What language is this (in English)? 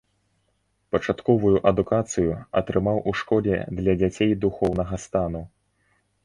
Belarusian